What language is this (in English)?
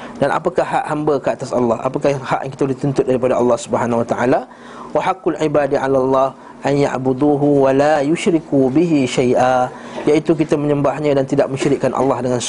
Malay